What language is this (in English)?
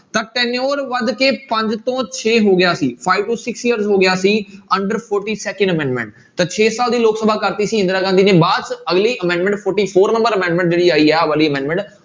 Punjabi